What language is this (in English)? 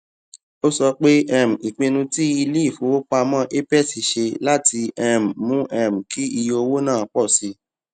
Yoruba